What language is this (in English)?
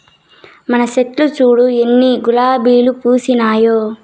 Telugu